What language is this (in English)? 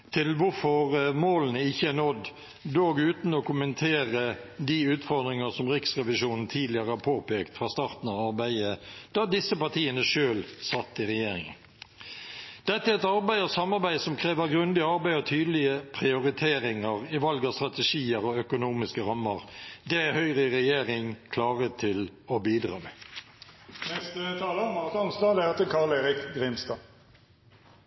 Norwegian Bokmål